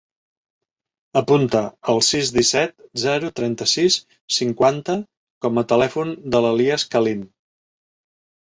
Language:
Catalan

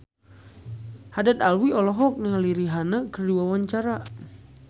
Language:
Sundanese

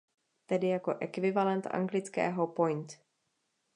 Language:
Czech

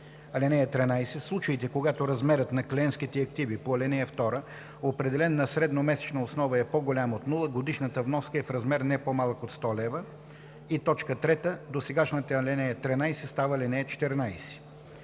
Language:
Bulgarian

